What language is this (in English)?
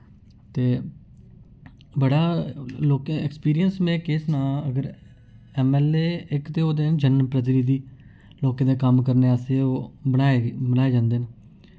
Dogri